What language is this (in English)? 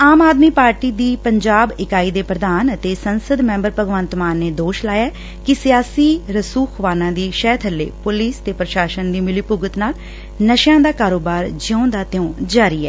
Punjabi